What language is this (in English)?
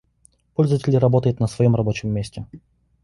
Russian